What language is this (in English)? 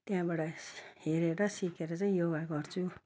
Nepali